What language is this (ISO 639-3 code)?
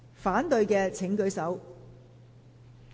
yue